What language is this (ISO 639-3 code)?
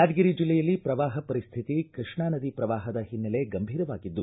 kan